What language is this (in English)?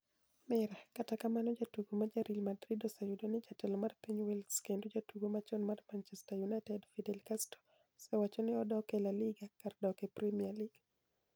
Luo (Kenya and Tanzania)